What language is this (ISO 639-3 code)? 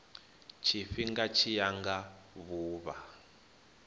ven